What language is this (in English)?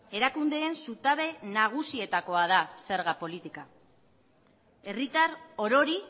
Basque